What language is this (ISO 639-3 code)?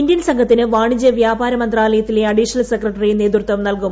mal